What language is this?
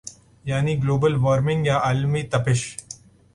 Urdu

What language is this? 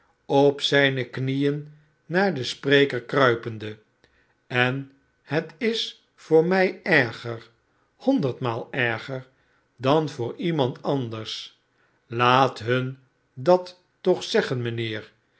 Dutch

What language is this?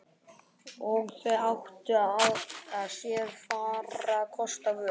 Icelandic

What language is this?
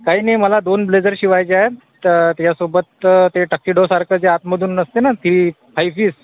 Marathi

